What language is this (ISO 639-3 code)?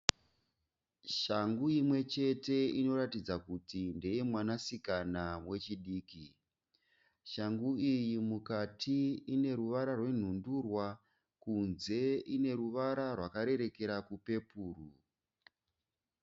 sna